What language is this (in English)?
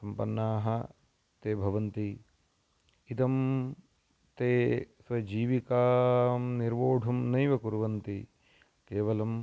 Sanskrit